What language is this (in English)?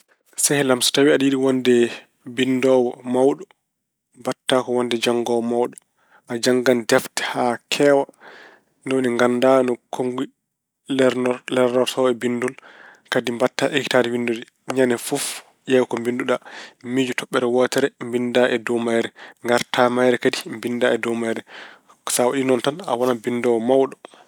Fula